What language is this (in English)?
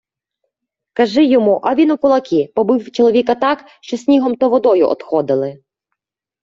Ukrainian